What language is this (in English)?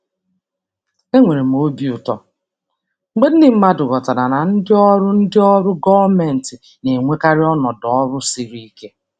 Igbo